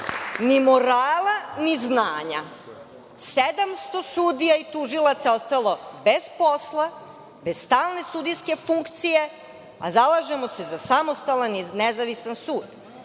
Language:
Serbian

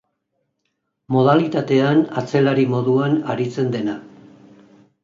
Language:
Basque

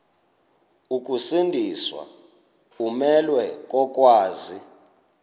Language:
Xhosa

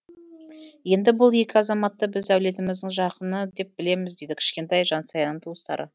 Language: Kazakh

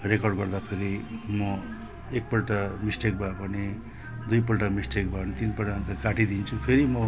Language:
Nepali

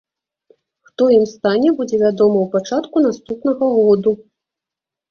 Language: Belarusian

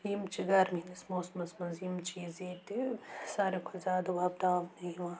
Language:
Kashmiri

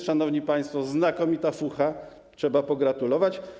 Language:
Polish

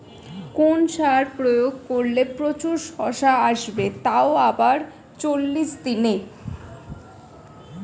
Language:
Bangla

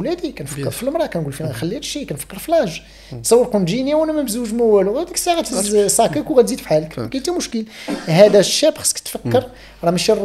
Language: Arabic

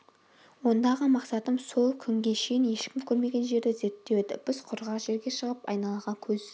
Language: Kazakh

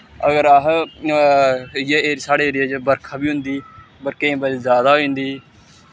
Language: Dogri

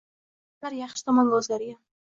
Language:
Uzbek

